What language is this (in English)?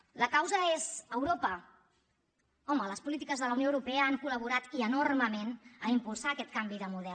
Catalan